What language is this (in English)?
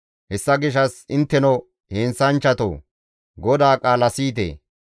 Gamo